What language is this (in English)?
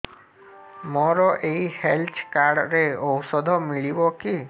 Odia